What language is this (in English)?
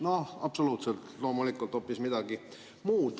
Estonian